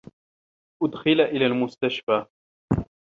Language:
Arabic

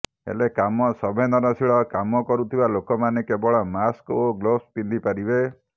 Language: Odia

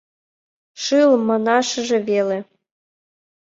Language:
Mari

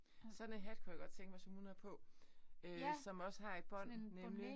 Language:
Danish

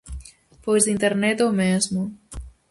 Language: Galician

